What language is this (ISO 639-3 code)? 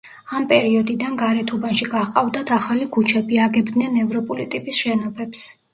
kat